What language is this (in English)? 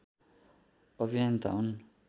Nepali